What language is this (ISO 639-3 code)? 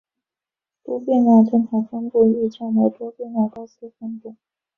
zho